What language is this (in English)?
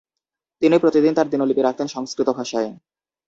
Bangla